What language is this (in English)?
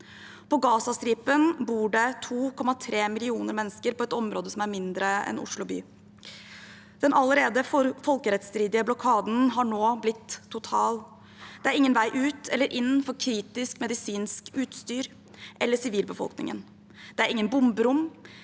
Norwegian